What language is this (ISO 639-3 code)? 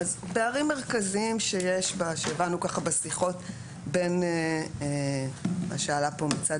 heb